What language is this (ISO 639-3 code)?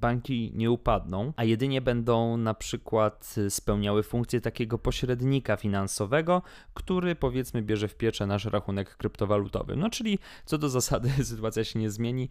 pol